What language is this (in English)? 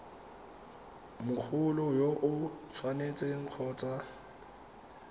Tswana